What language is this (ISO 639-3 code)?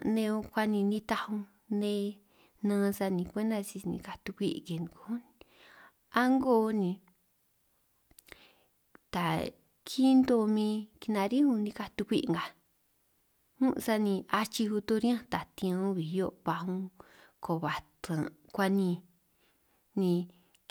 trq